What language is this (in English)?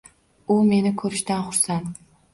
Uzbek